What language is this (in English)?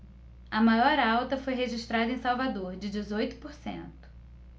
Portuguese